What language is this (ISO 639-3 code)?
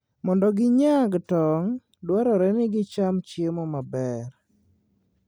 luo